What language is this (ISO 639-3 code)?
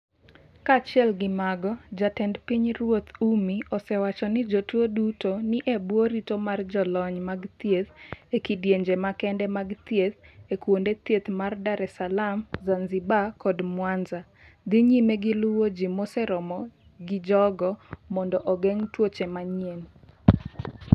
luo